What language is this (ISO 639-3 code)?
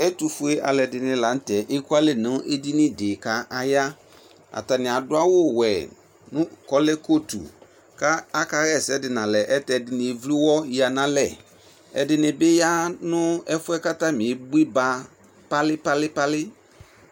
kpo